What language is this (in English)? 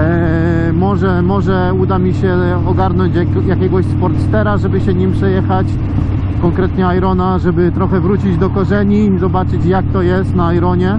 Polish